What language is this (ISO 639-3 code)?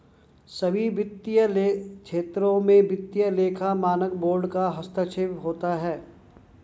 hin